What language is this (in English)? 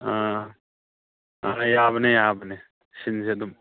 Manipuri